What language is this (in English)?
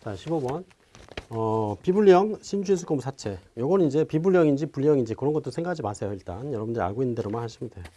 Korean